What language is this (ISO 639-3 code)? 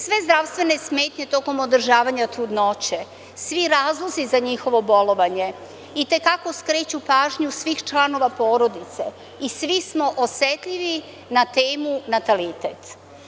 srp